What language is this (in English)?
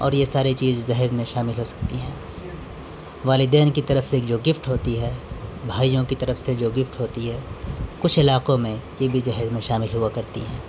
Urdu